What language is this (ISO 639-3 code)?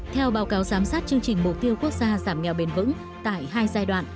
vie